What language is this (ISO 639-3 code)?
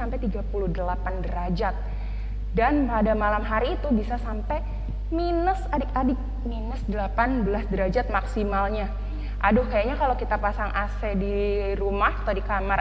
ind